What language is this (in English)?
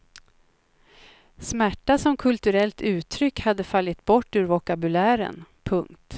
Swedish